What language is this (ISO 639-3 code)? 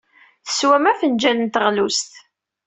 kab